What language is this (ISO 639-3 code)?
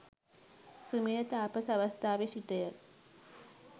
sin